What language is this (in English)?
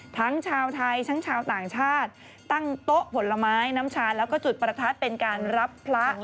Thai